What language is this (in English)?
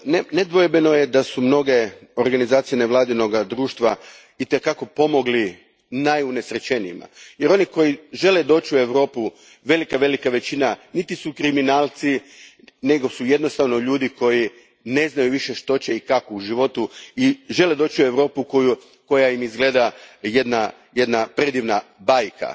Croatian